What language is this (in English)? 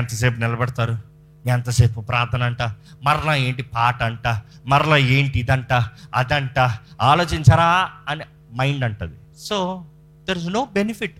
Telugu